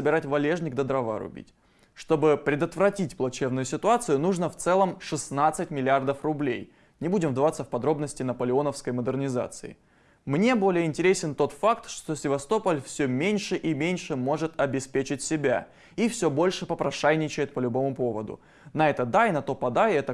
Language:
Russian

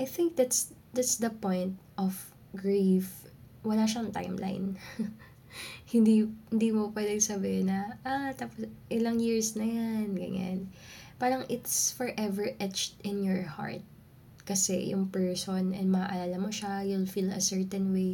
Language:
Filipino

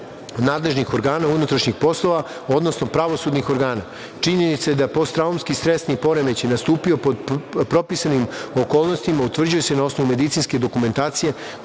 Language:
Serbian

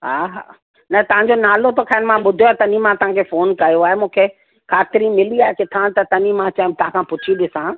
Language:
Sindhi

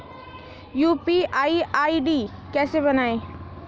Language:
Hindi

